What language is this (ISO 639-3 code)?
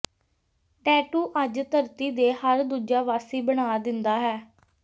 pan